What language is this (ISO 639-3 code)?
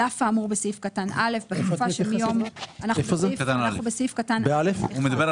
heb